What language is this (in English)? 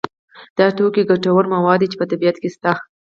Pashto